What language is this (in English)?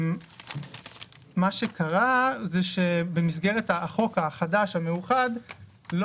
Hebrew